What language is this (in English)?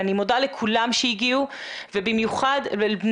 Hebrew